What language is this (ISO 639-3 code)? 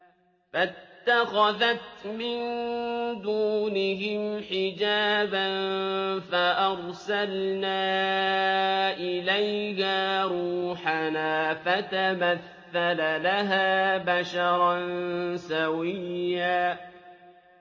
ara